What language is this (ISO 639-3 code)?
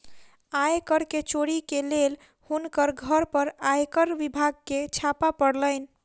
mai